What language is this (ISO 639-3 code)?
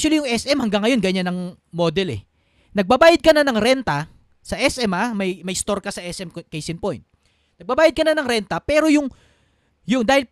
fil